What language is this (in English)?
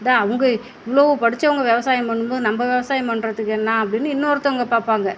Tamil